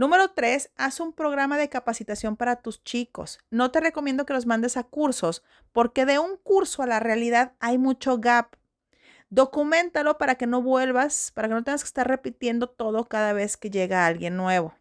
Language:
Spanish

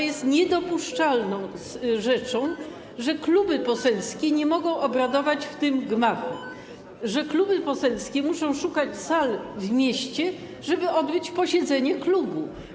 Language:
Polish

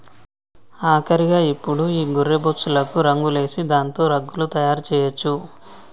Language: Telugu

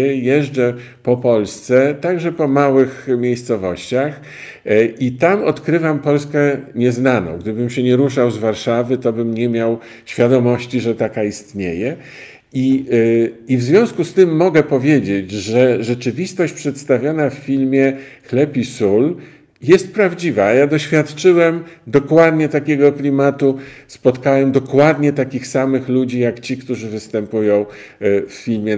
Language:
Polish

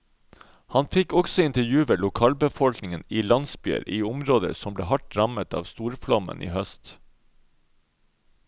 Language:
Norwegian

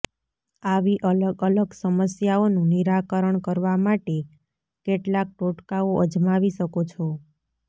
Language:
Gujarati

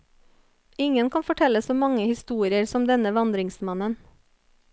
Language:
Norwegian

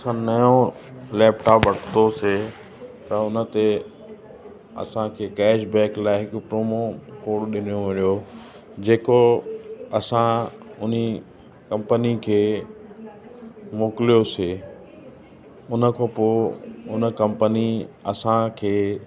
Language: Sindhi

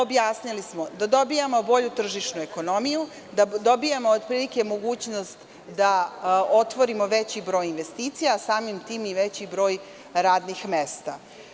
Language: Serbian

